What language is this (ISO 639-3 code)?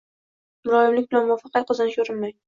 uzb